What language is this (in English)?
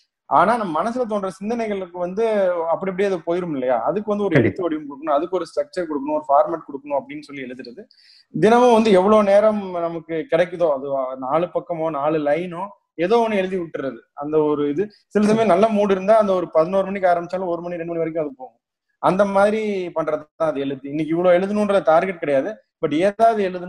Tamil